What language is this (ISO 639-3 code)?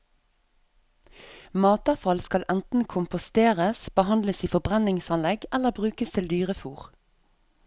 nor